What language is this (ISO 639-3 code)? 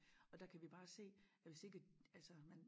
dan